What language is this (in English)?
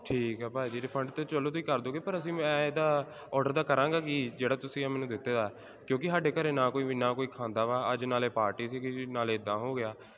Punjabi